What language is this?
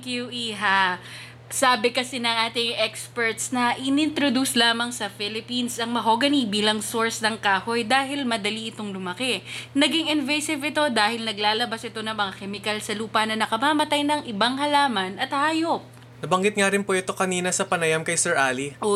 Filipino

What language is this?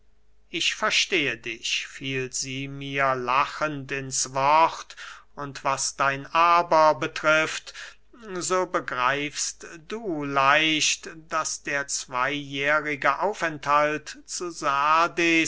German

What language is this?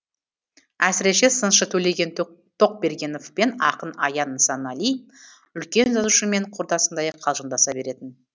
Kazakh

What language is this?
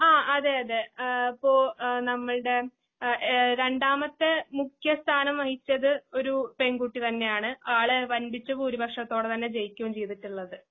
Malayalam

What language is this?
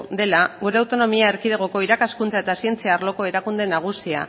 Basque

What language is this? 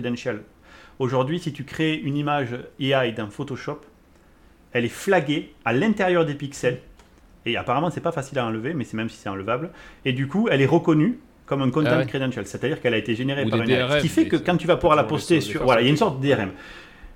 French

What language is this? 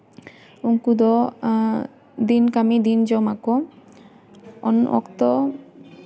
Santali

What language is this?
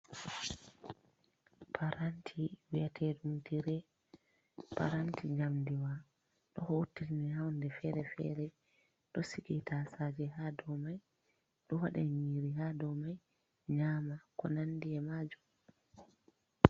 Fula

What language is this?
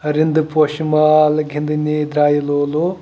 Kashmiri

